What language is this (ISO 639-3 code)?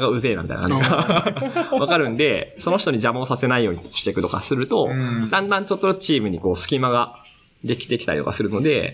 jpn